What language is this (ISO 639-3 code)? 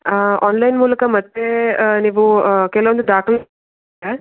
kan